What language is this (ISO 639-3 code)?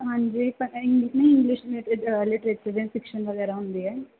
pan